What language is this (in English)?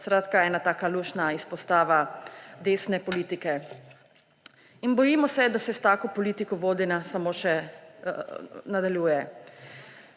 Slovenian